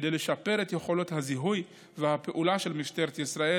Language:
Hebrew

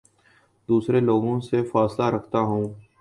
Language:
Urdu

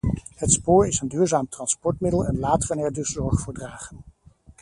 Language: Dutch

